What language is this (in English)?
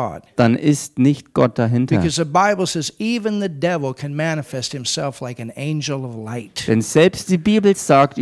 German